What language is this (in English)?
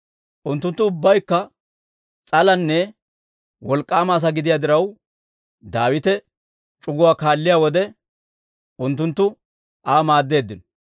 Dawro